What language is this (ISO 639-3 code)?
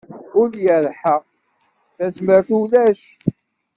kab